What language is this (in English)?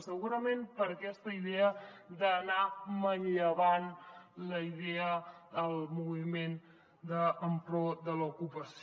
Catalan